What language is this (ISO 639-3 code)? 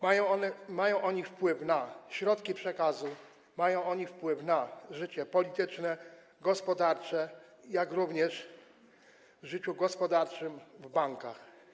pol